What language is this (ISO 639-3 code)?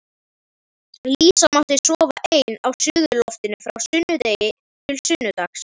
isl